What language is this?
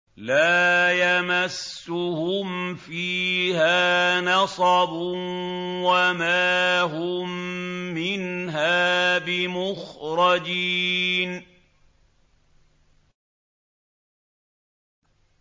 Arabic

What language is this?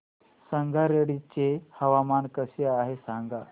Marathi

